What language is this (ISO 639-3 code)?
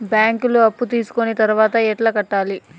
tel